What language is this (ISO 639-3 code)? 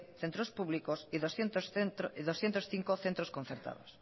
spa